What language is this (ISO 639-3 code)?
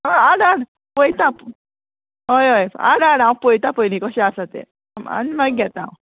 kok